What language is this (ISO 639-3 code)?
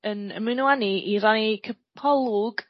cym